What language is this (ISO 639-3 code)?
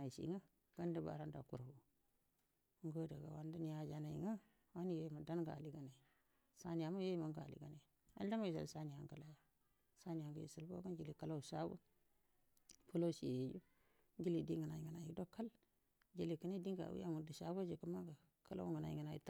bdm